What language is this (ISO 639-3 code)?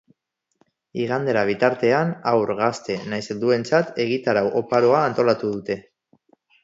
eus